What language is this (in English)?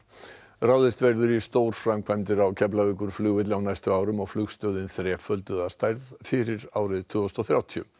Icelandic